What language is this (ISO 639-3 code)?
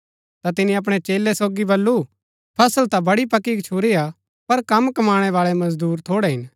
gbk